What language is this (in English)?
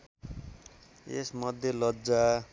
Nepali